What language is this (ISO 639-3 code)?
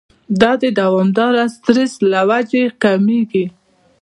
pus